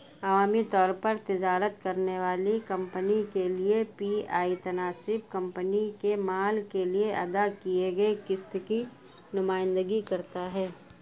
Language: Urdu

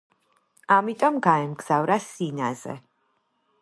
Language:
Georgian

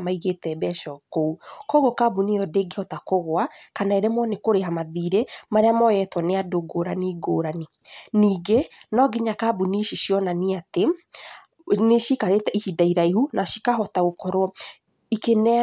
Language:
Kikuyu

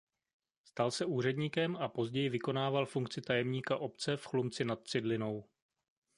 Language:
Czech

